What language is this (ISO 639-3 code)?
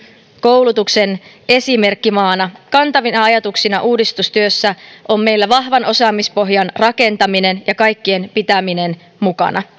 fin